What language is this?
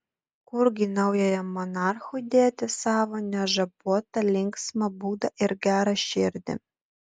Lithuanian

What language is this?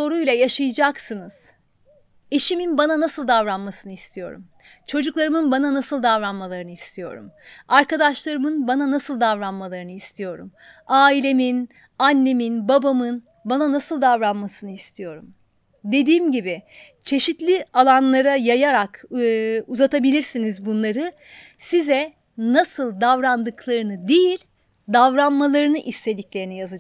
Turkish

